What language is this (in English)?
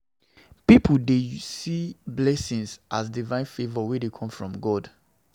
Nigerian Pidgin